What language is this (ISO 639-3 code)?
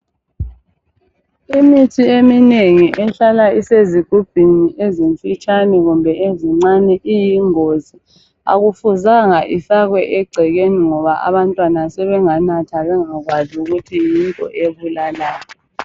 nde